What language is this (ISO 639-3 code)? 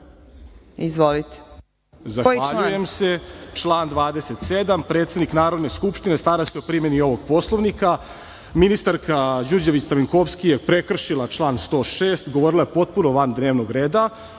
srp